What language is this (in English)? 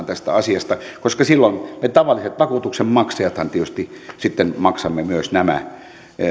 Finnish